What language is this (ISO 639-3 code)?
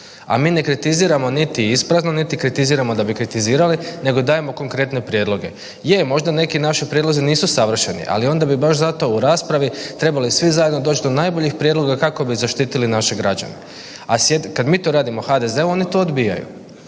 hrv